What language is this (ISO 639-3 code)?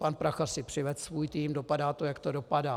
ces